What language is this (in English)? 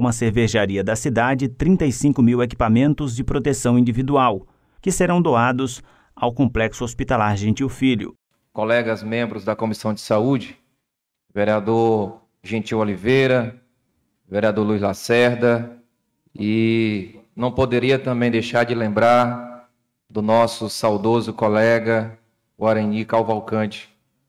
Portuguese